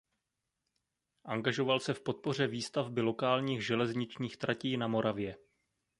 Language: Czech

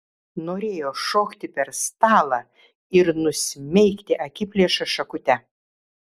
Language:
Lithuanian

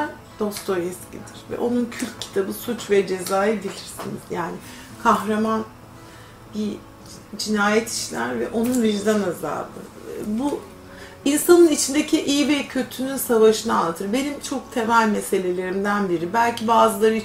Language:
Turkish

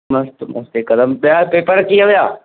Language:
Sindhi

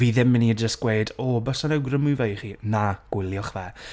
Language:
Welsh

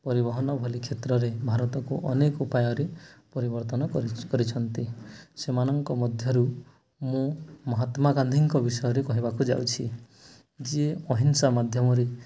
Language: Odia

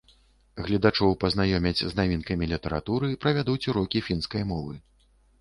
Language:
Belarusian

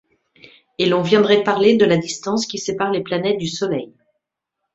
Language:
French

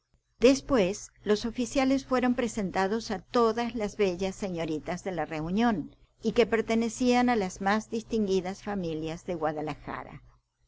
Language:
Spanish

